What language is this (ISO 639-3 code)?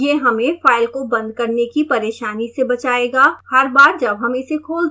hin